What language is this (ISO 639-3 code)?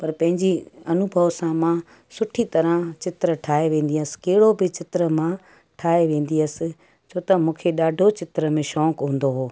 snd